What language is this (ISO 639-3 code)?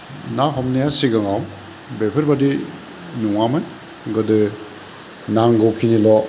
brx